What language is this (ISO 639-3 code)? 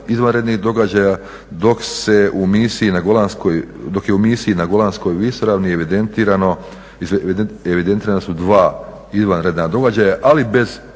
hrv